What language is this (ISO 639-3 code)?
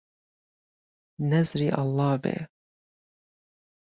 ckb